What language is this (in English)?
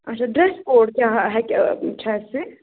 Kashmiri